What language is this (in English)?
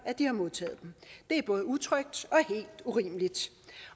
Danish